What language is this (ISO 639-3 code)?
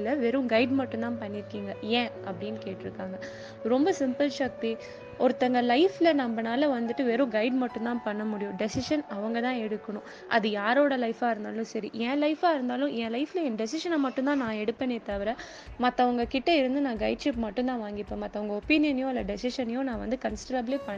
tam